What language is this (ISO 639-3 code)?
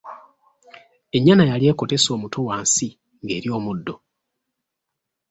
lug